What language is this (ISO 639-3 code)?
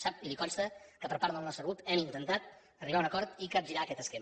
cat